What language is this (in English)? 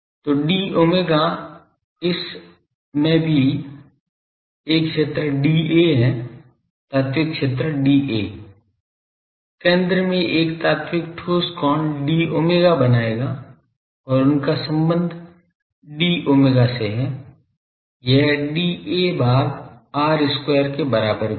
Hindi